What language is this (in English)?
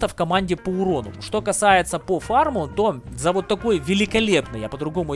Russian